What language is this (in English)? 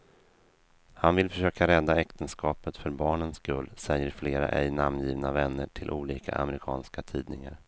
Swedish